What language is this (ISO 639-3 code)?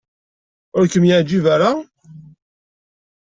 kab